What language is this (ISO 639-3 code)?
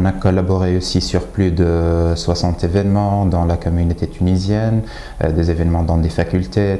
fra